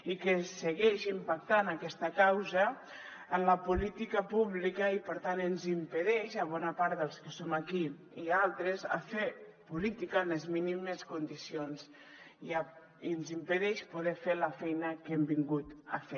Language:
Catalan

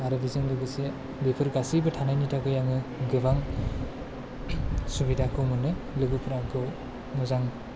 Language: Bodo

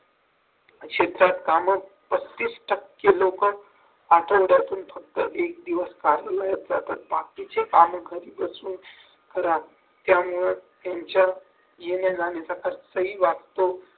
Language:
Marathi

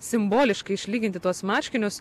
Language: Lithuanian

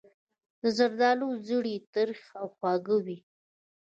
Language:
Pashto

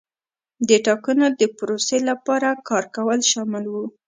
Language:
Pashto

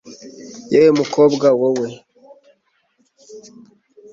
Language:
Kinyarwanda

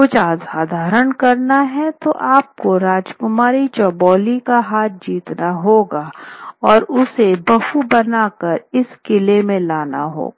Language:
Hindi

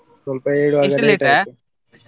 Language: Kannada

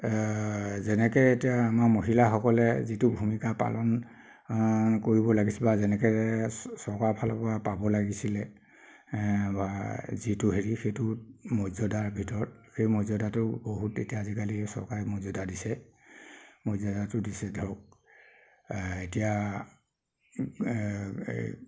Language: Assamese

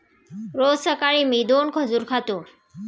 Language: Marathi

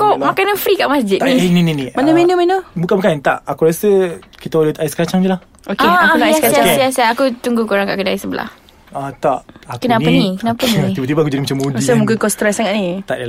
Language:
Malay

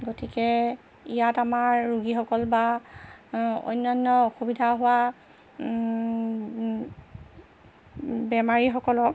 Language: Assamese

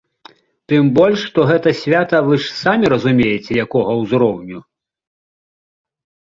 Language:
Belarusian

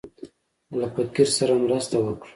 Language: Pashto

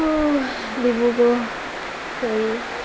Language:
Assamese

